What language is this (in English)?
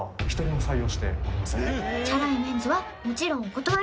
Japanese